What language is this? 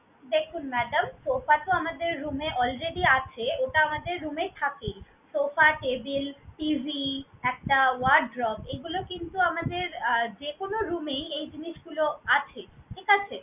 Bangla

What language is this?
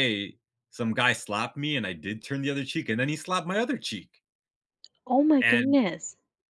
English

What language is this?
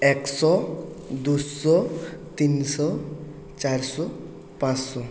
Bangla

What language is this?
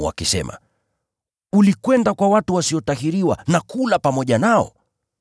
Swahili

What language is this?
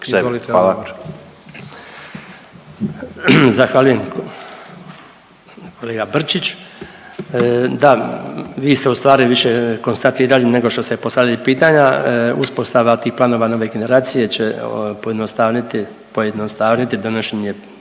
Croatian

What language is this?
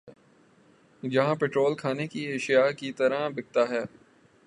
Urdu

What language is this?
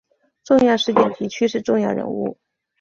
Chinese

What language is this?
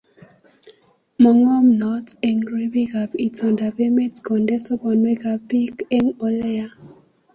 Kalenjin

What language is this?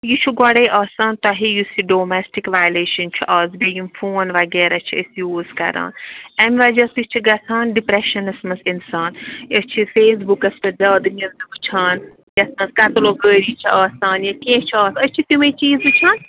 Kashmiri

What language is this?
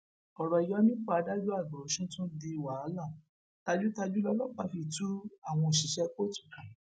Yoruba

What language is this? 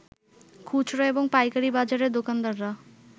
Bangla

